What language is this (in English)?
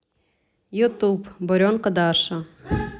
Russian